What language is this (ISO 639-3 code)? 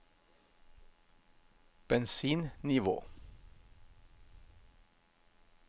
nor